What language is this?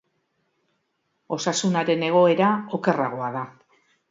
Basque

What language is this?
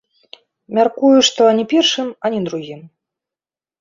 Belarusian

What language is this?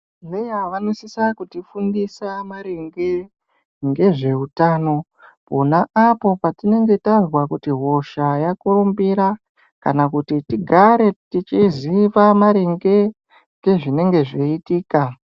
Ndau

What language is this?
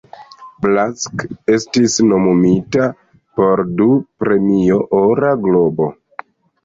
Esperanto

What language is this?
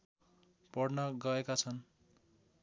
Nepali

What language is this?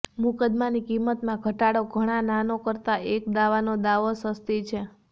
Gujarati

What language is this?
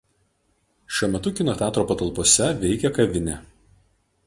Lithuanian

